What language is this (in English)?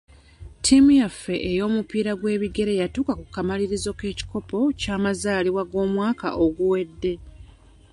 Ganda